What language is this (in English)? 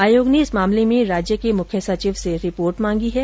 Hindi